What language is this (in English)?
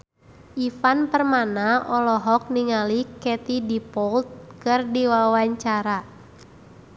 Sundanese